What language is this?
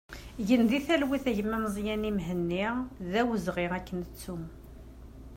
Kabyle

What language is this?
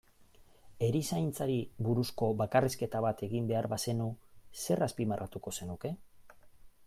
Basque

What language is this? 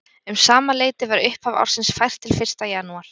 Icelandic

